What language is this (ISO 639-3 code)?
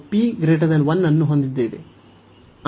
kan